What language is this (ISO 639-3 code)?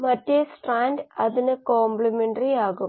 mal